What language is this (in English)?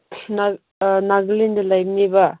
Manipuri